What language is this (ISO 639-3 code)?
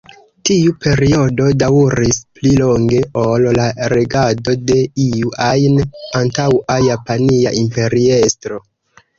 epo